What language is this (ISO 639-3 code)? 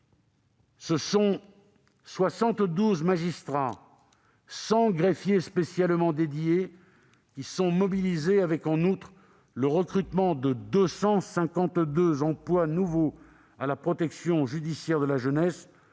fra